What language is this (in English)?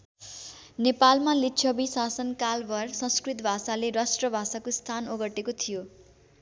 Nepali